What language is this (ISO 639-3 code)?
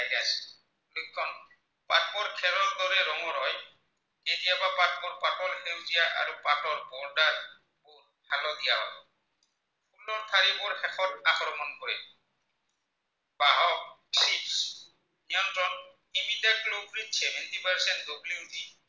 asm